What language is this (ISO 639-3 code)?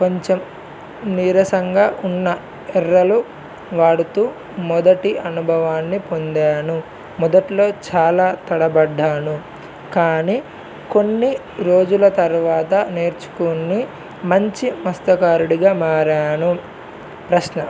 tel